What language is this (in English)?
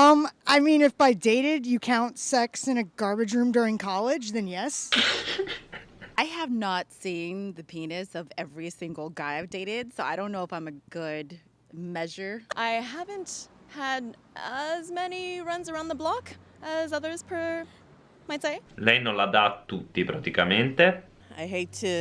Italian